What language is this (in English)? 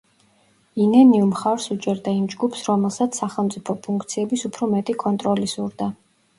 Georgian